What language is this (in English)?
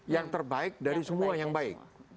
Indonesian